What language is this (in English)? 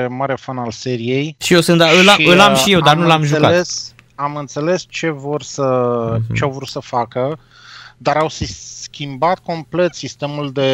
Romanian